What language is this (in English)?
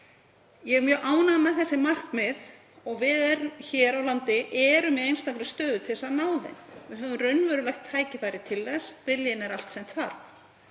Icelandic